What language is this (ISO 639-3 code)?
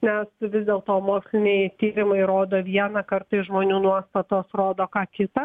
lit